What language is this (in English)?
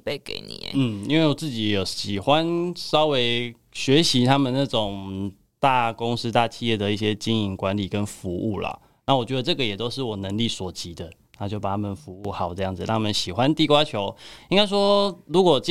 Chinese